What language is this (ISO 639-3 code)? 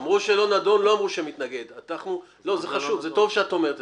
heb